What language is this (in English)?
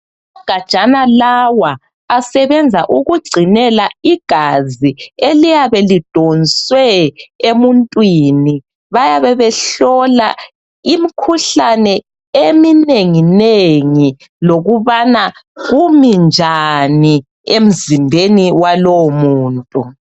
North Ndebele